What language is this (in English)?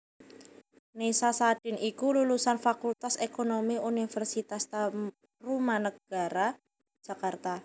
Javanese